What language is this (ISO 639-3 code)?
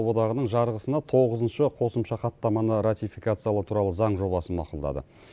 kaz